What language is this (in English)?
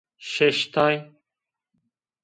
Zaza